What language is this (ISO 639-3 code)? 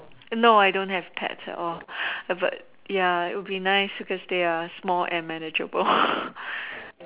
eng